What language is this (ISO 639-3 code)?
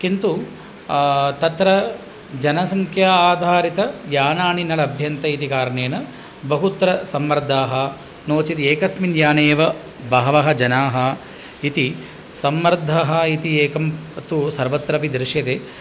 san